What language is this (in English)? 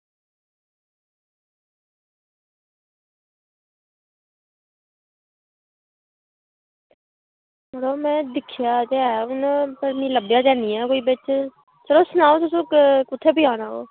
Dogri